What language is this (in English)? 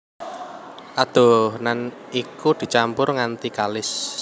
Javanese